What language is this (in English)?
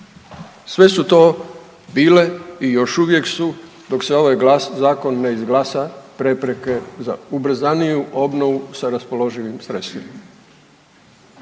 Croatian